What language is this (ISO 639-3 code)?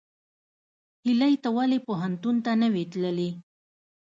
pus